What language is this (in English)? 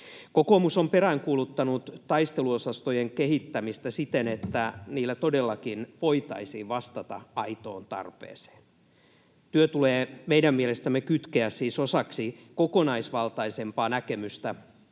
Finnish